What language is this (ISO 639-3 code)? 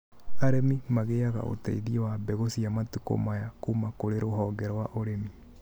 kik